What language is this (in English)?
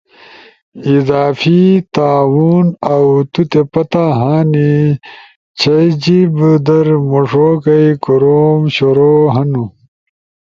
Ushojo